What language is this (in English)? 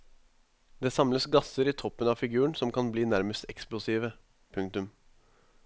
Norwegian